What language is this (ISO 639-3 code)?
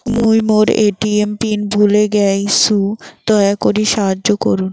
ben